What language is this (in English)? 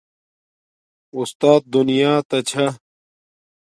Domaaki